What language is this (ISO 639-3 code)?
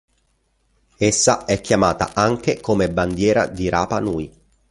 ita